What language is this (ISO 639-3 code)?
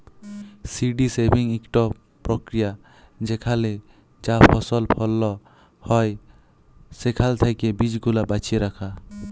ben